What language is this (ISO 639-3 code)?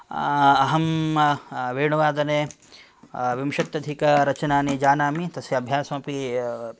san